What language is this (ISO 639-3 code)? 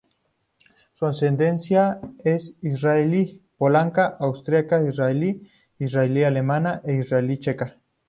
spa